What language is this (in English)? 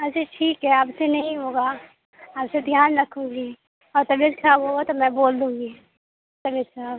Urdu